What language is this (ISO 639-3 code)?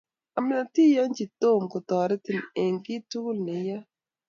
kln